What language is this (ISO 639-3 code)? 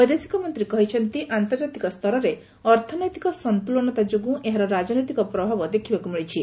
ori